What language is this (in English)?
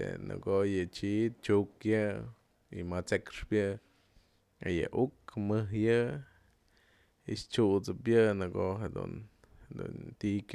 Mazatlán Mixe